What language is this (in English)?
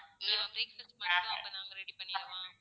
Tamil